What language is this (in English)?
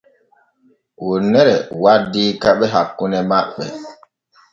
Borgu Fulfulde